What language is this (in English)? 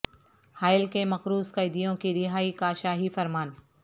Urdu